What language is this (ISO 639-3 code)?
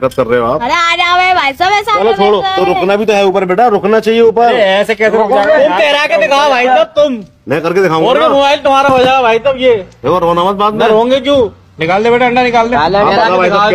hin